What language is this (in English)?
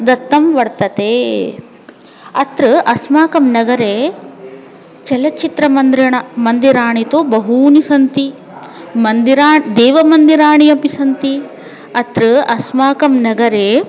Sanskrit